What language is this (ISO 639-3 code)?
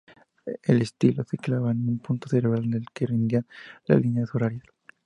spa